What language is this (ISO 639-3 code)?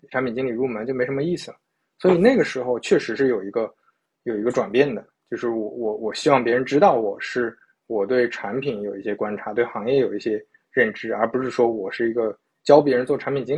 zho